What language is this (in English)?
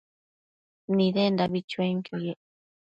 Matsés